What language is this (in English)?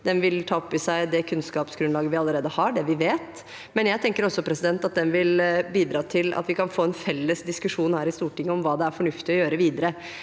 Norwegian